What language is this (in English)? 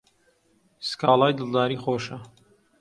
Central Kurdish